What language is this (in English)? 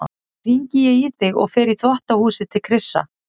Icelandic